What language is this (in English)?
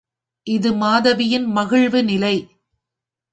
Tamil